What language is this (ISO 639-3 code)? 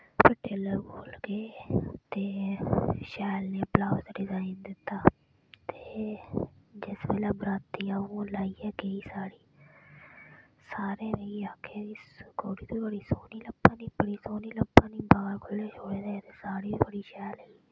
doi